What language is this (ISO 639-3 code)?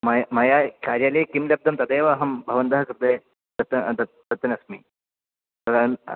san